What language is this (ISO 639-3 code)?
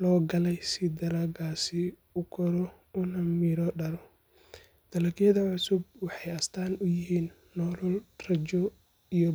som